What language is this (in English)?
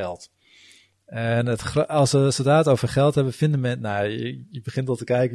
Dutch